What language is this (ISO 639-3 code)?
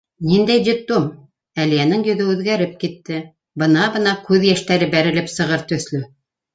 bak